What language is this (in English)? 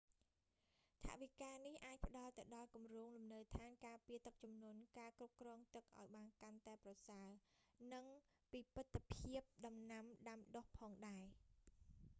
Khmer